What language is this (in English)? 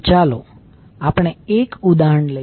Gujarati